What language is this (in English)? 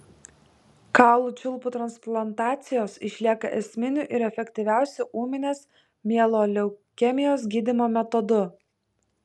Lithuanian